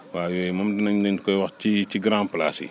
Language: Wolof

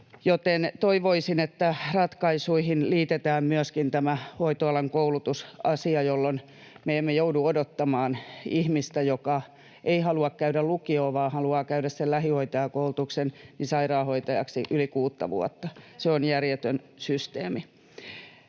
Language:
Finnish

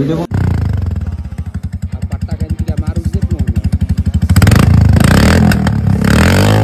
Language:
Hindi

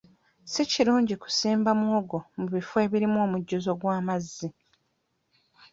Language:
Ganda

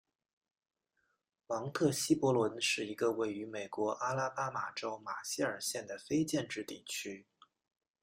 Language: Chinese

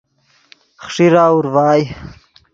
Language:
Yidgha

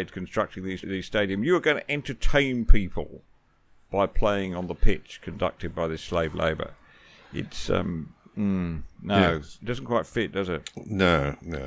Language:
English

